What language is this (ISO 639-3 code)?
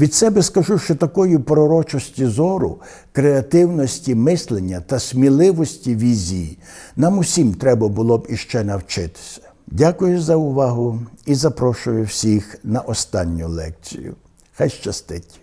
ukr